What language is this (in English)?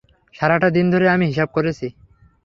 Bangla